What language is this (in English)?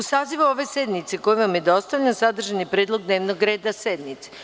Serbian